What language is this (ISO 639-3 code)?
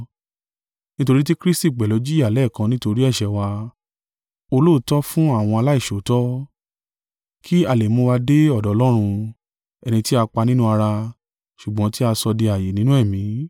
yor